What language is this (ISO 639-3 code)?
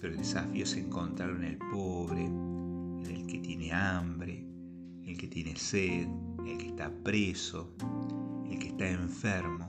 spa